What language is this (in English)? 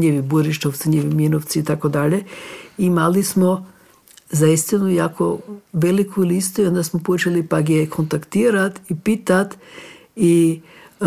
Croatian